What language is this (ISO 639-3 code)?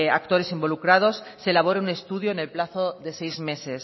spa